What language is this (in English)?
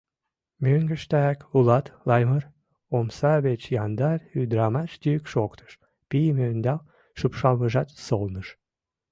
Mari